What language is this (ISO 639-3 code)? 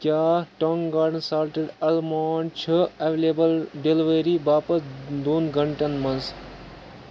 kas